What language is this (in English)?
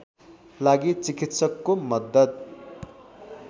Nepali